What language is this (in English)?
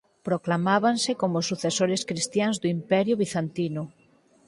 Galician